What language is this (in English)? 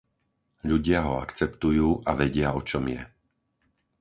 Slovak